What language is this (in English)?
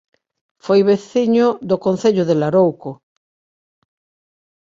Galician